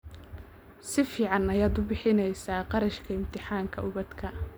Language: Somali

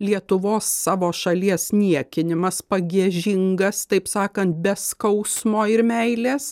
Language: Lithuanian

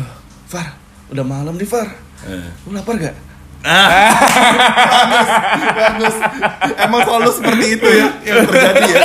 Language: Indonesian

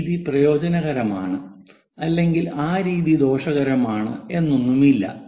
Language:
Malayalam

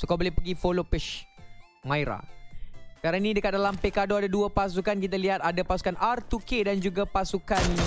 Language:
Malay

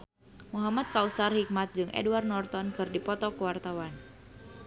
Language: Sundanese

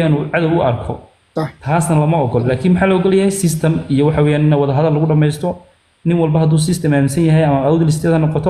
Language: Arabic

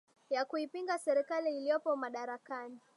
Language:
Swahili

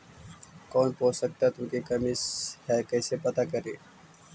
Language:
Magahi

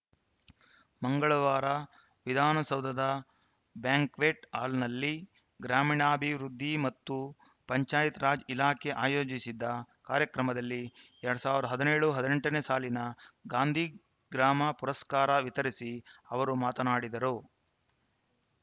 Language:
Kannada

